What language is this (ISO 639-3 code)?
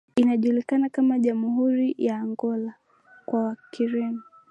swa